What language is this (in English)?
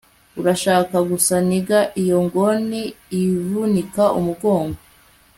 Kinyarwanda